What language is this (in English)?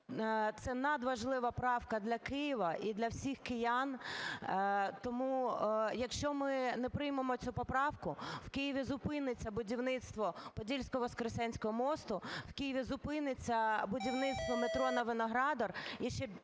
Ukrainian